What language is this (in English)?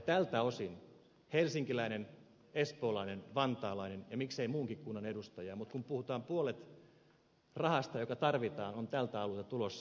Finnish